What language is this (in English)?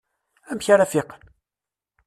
Kabyle